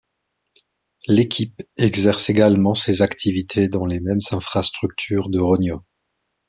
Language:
French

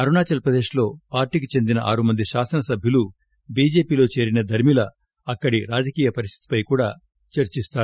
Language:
Telugu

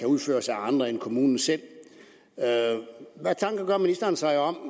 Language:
Danish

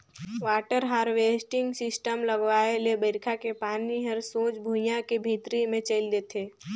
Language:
Chhattisgarhi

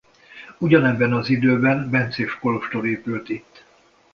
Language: Hungarian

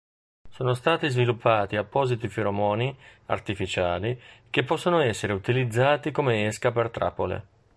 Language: Italian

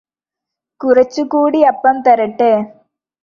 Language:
Malayalam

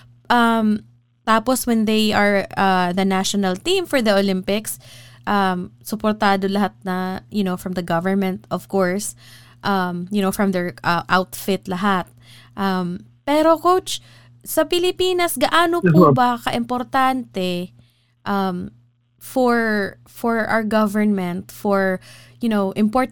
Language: Filipino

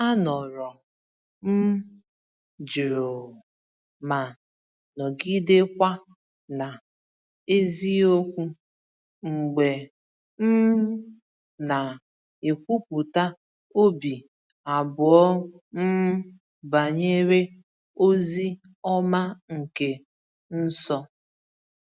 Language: Igbo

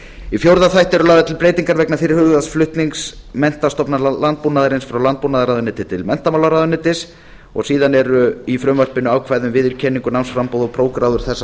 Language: Icelandic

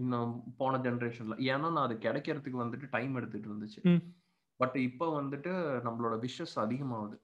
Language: Tamil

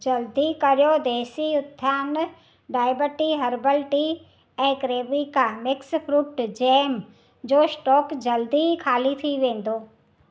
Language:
Sindhi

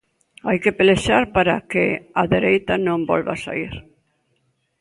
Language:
Galician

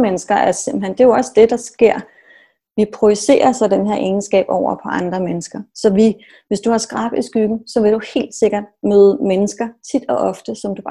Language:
Danish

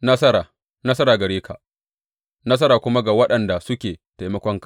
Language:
Hausa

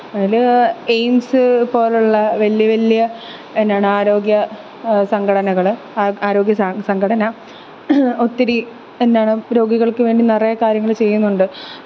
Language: Malayalam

